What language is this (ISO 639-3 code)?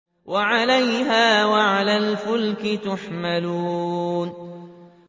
ara